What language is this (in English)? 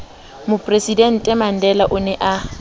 Southern Sotho